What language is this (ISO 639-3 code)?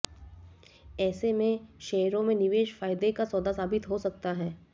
hin